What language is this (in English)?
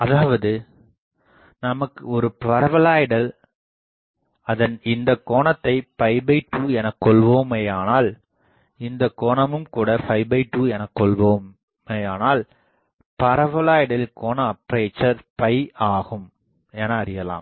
Tamil